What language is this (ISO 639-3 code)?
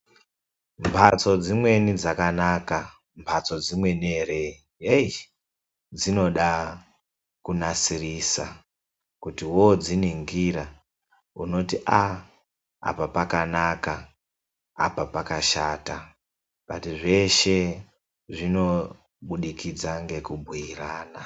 ndc